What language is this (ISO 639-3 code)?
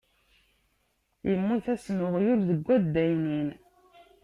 kab